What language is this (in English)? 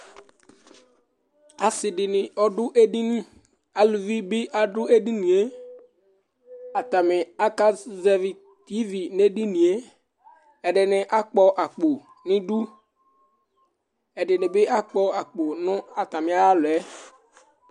Ikposo